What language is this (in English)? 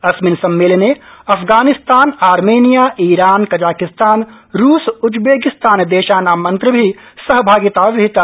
Sanskrit